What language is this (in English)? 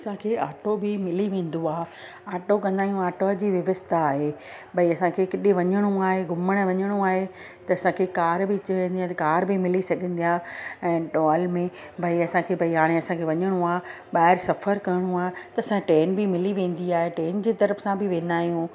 Sindhi